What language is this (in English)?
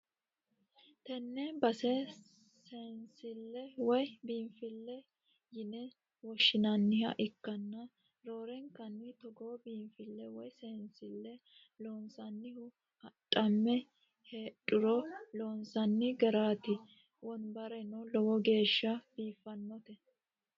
Sidamo